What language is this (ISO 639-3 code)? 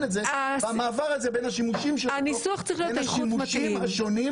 heb